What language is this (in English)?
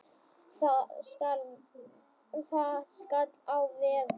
Icelandic